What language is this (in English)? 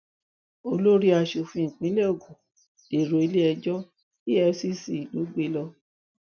Yoruba